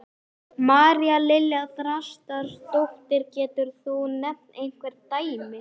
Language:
Icelandic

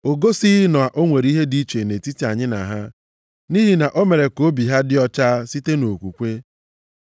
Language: Igbo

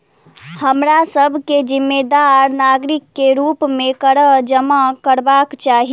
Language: Maithili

